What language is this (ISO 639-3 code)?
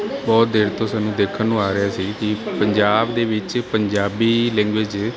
pan